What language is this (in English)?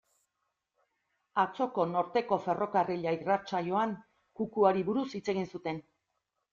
Basque